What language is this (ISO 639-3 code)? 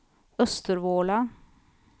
swe